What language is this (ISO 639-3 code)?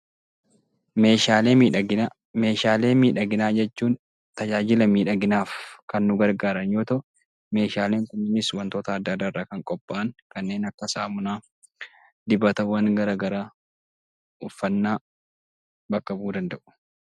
orm